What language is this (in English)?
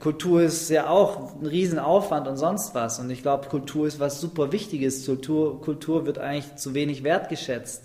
German